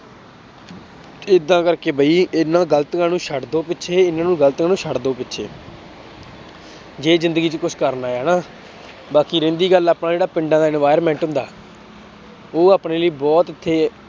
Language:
Punjabi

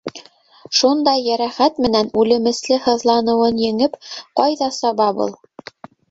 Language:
Bashkir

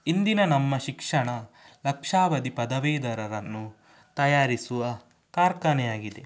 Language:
Kannada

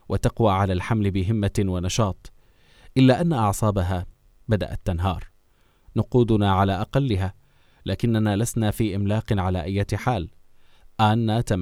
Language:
Arabic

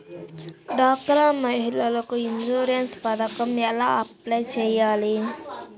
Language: Telugu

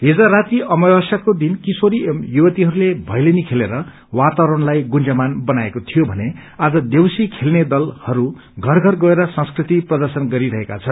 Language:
Nepali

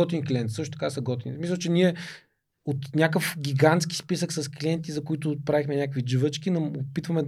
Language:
Bulgarian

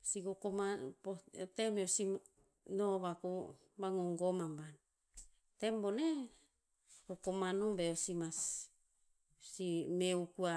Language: Tinputz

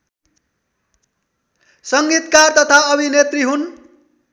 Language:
Nepali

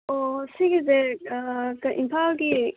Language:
Manipuri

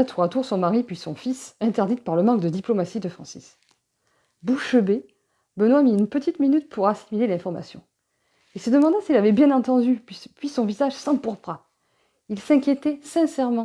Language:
French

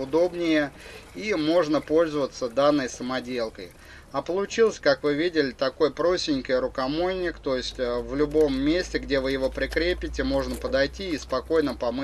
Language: Russian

